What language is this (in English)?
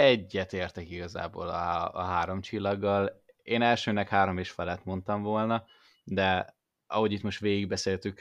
Hungarian